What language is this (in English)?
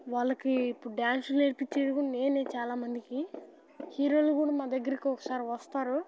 Telugu